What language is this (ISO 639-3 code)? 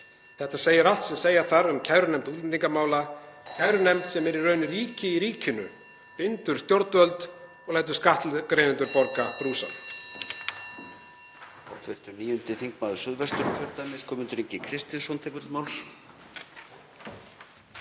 isl